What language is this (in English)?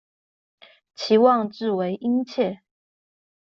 Chinese